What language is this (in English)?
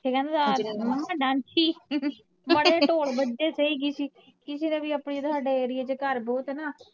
Punjabi